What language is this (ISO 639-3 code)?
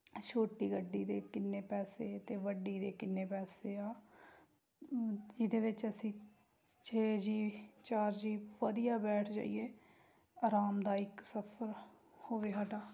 pan